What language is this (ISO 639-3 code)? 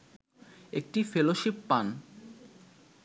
ben